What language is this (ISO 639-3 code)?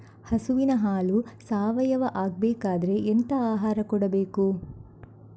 kan